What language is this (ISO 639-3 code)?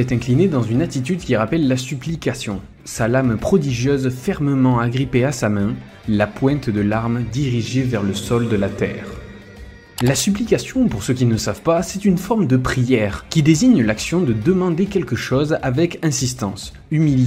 fra